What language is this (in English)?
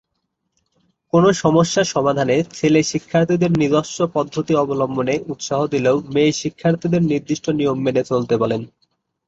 Bangla